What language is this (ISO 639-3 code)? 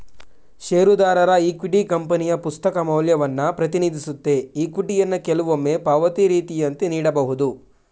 kan